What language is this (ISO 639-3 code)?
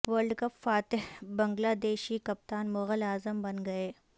urd